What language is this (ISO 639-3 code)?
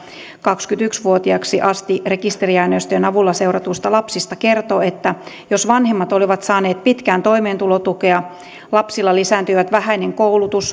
fin